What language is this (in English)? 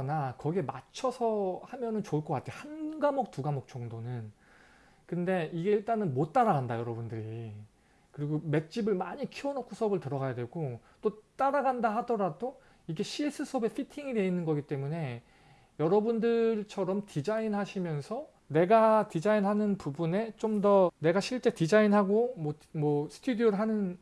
Korean